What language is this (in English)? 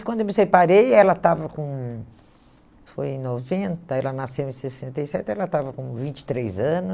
Portuguese